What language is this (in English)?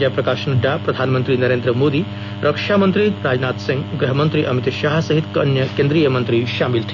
Hindi